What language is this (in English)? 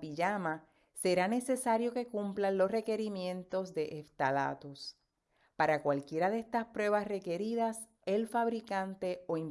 Spanish